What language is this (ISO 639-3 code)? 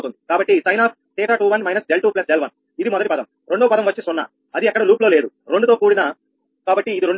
tel